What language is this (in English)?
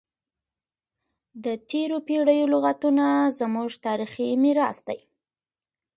Pashto